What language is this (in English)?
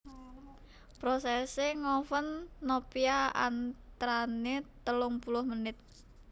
Javanese